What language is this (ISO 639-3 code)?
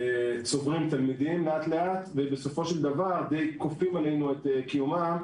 heb